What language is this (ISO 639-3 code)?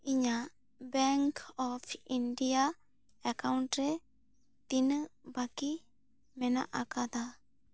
sat